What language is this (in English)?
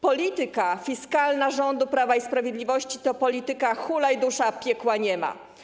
Polish